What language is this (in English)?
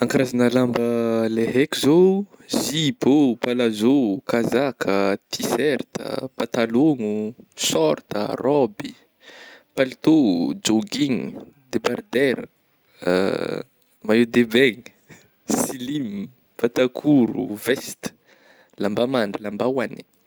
Northern Betsimisaraka Malagasy